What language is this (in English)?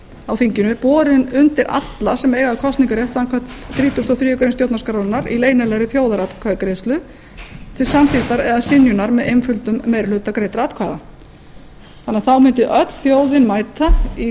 Icelandic